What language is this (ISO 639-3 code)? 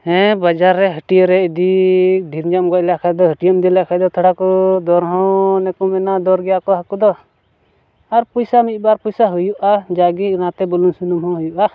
sat